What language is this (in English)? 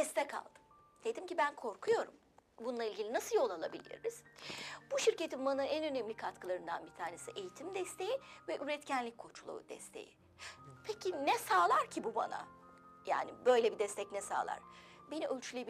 Turkish